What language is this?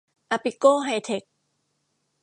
Thai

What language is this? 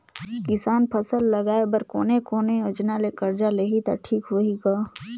Chhattisgarhi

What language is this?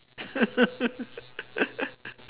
English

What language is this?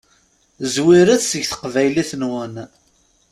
Kabyle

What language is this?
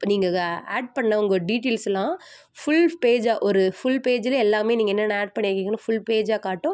Tamil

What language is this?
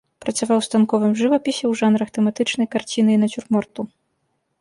Belarusian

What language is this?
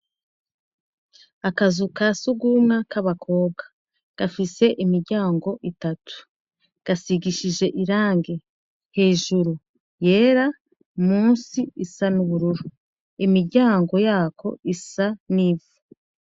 Rundi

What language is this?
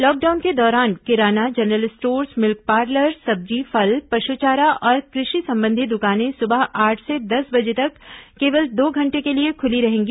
Hindi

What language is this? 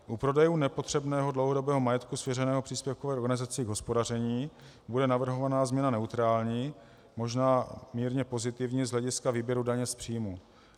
Czech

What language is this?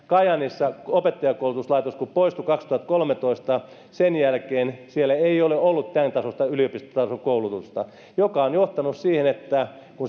Finnish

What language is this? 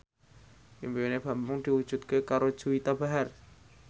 Javanese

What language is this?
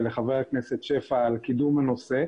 Hebrew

